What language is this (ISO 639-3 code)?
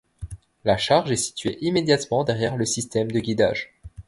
fra